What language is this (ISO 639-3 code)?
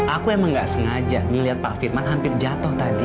ind